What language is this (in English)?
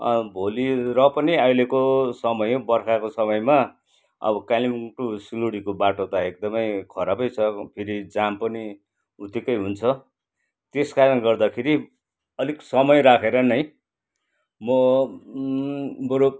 Nepali